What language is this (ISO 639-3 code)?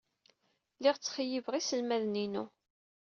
kab